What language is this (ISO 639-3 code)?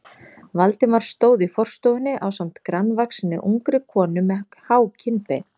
isl